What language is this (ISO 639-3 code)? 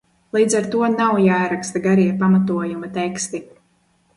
lav